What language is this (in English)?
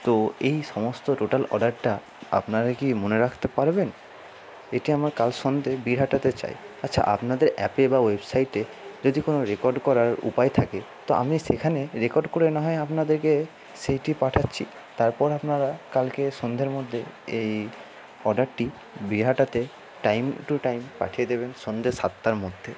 Bangla